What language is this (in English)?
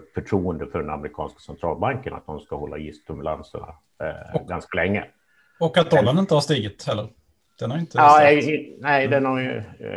Swedish